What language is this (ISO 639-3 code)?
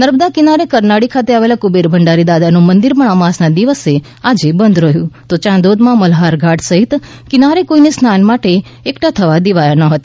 guj